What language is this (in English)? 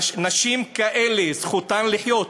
Hebrew